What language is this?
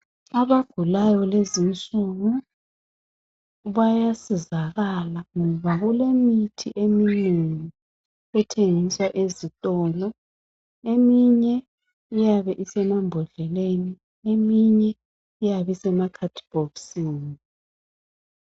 North Ndebele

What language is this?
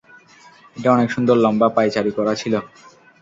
Bangla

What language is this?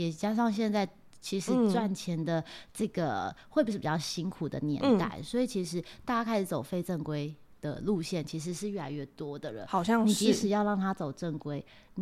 Chinese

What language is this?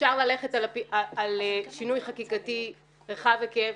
Hebrew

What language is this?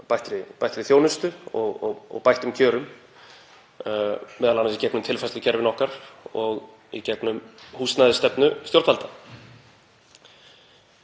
Icelandic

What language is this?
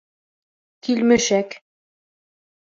Bashkir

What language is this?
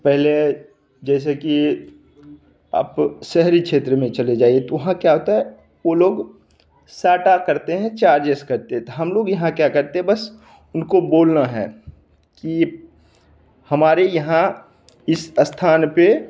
Hindi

